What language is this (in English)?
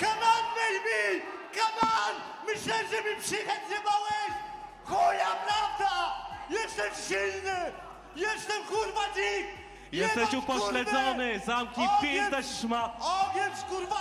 Polish